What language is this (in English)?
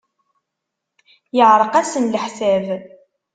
Kabyle